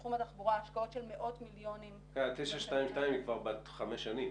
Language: Hebrew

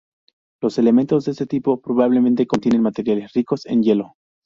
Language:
Spanish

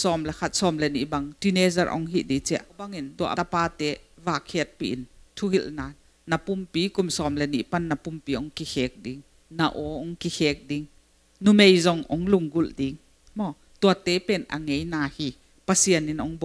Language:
Thai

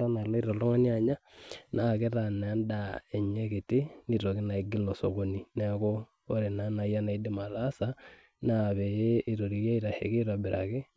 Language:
Masai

